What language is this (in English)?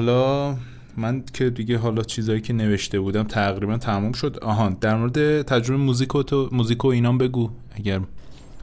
Persian